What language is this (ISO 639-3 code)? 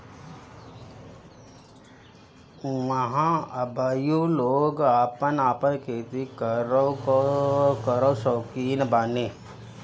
bho